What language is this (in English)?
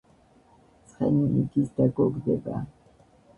Georgian